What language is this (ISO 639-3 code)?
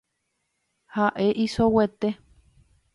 grn